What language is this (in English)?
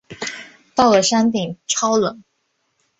Chinese